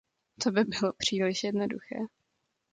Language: Czech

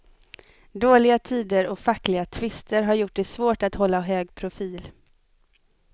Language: Swedish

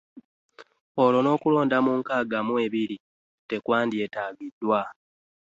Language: Ganda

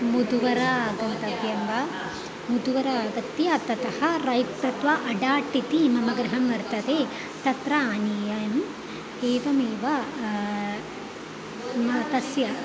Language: Sanskrit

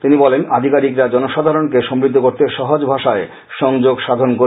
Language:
Bangla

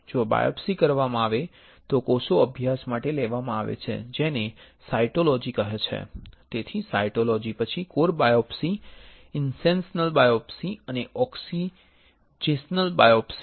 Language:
Gujarati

